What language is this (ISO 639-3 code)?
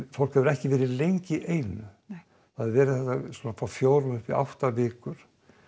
isl